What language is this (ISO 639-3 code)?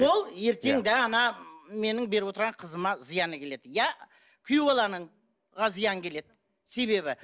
kaz